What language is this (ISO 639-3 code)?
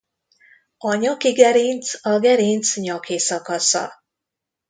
hun